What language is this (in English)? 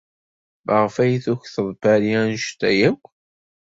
Kabyle